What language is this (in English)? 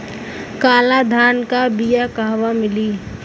Bhojpuri